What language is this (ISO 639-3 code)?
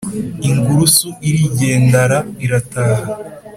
kin